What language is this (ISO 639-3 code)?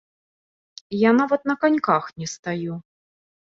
bel